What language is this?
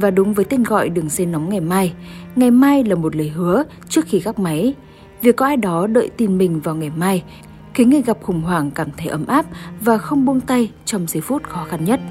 Vietnamese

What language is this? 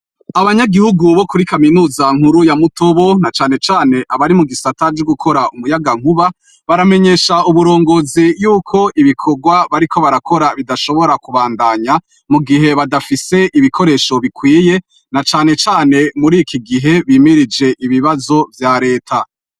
Rundi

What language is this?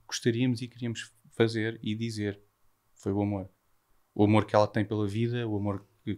Portuguese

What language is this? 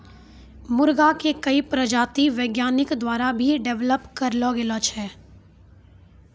Maithili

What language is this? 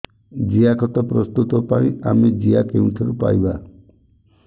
Odia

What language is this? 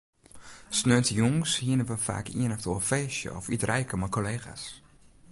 Western Frisian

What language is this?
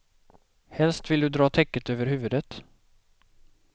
Swedish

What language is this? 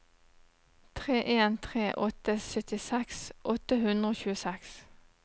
Norwegian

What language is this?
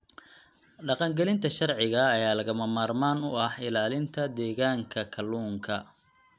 Somali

